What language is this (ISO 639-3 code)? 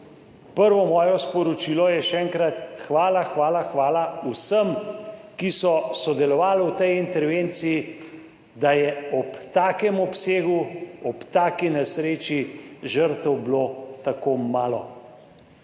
slv